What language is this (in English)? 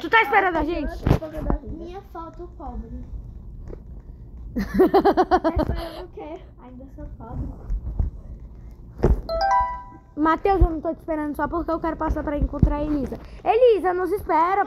Portuguese